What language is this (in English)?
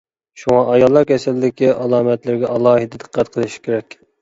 Uyghur